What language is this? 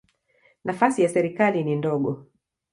Swahili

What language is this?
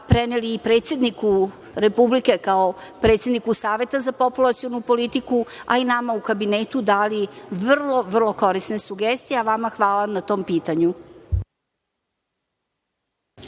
Serbian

